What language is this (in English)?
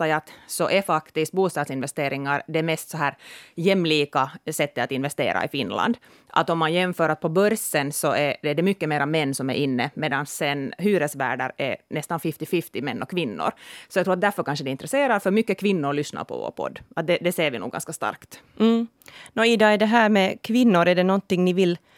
Swedish